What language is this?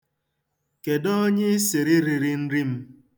Igbo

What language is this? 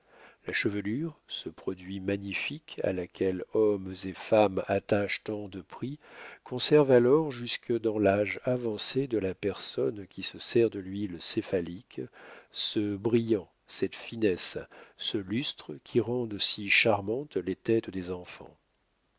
French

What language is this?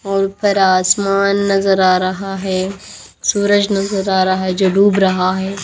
Hindi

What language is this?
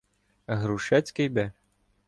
Ukrainian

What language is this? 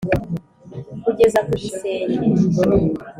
Kinyarwanda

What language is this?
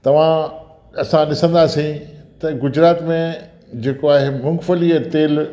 Sindhi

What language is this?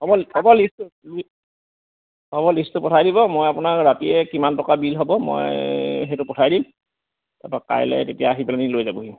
Assamese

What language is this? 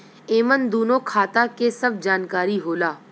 Bhojpuri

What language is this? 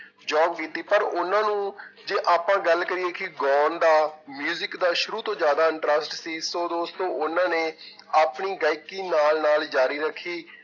Punjabi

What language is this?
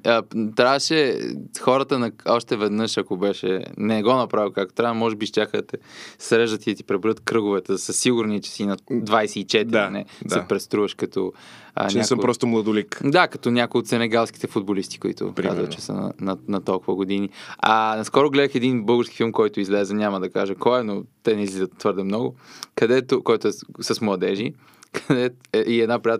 Bulgarian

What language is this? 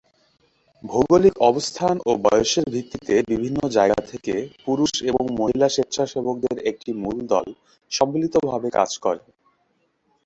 Bangla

